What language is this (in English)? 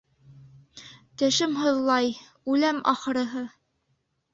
Bashkir